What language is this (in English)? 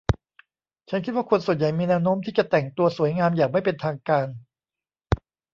Thai